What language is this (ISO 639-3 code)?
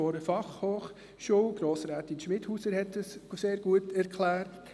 gsw